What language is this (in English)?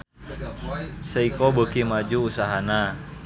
Sundanese